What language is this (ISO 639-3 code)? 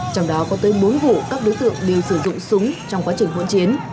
vie